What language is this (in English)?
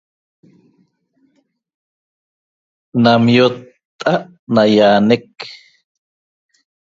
Toba